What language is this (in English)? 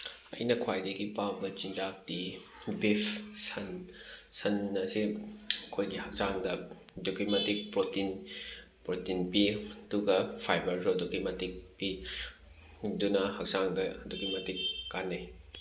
Manipuri